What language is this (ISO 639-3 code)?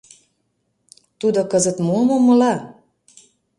chm